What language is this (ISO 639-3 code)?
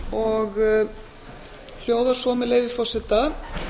isl